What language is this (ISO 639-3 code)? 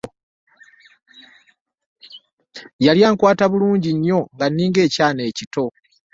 lug